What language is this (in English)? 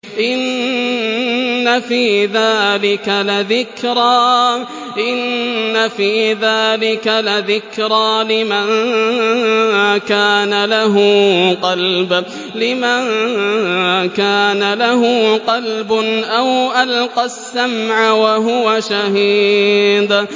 Arabic